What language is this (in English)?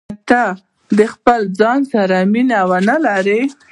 Pashto